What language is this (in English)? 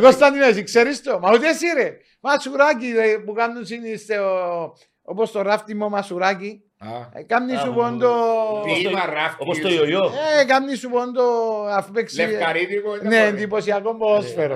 Greek